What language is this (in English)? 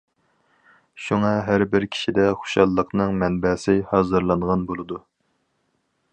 Uyghur